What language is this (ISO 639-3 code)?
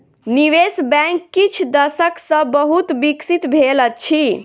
mai